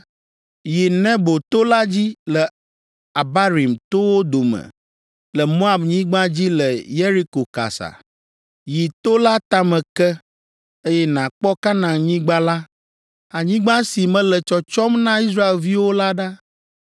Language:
Ewe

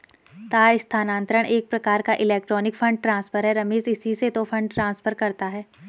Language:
Hindi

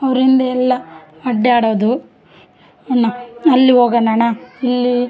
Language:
Kannada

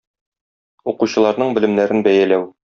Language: Tatar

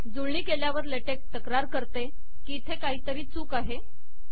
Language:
Marathi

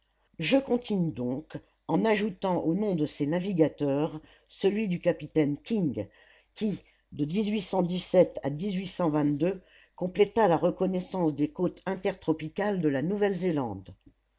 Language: French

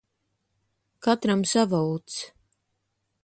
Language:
Latvian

